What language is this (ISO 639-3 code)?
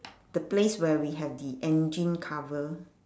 eng